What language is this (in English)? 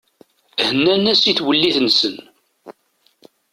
Kabyle